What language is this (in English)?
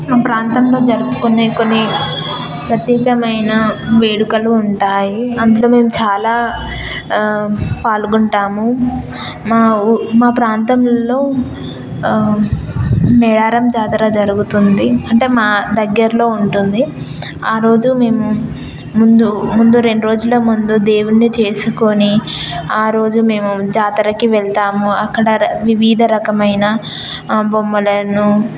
Telugu